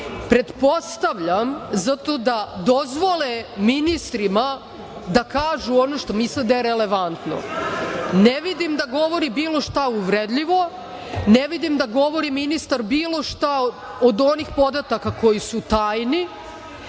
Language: Serbian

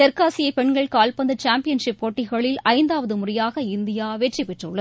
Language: Tamil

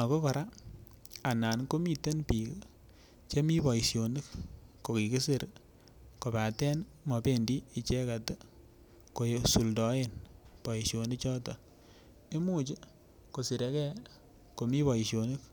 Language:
Kalenjin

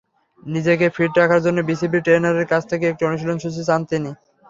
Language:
Bangla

